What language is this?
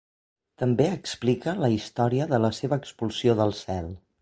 Catalan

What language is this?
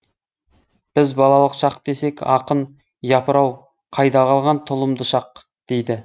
Kazakh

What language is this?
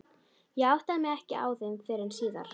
Icelandic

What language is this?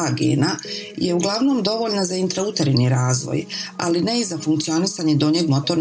Croatian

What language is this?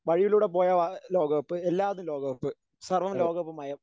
Malayalam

